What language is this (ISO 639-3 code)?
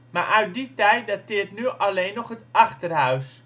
nld